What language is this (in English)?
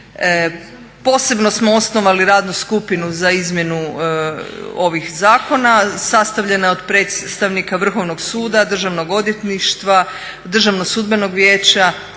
Croatian